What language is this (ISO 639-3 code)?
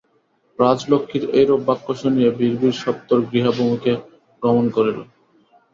ben